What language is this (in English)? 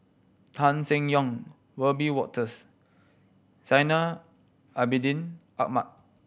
English